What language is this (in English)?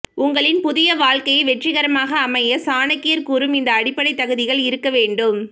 Tamil